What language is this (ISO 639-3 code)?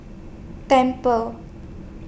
eng